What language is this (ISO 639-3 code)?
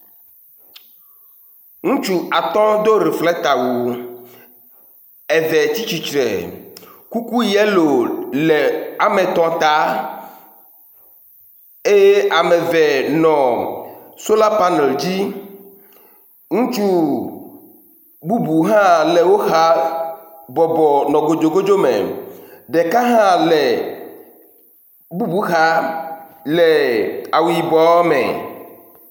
ewe